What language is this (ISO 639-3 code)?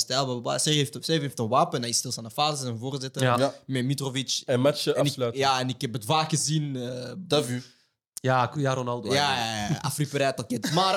nld